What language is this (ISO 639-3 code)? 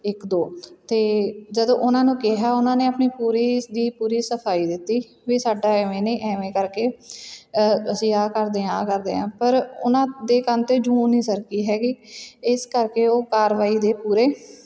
pan